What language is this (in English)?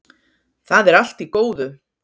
Icelandic